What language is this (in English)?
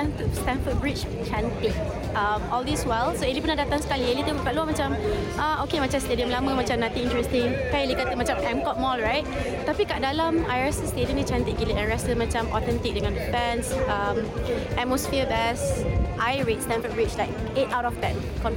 Malay